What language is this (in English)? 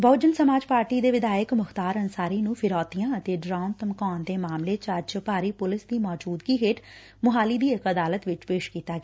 Punjabi